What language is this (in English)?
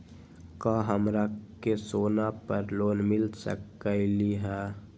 Magahi